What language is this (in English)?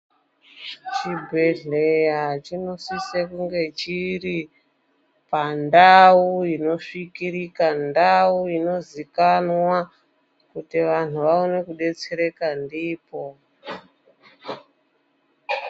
Ndau